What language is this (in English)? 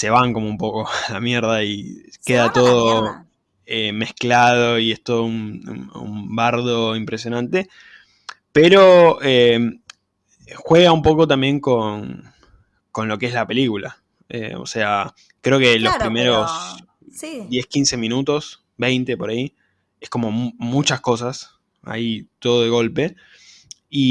Spanish